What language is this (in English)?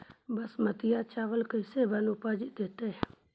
Magahi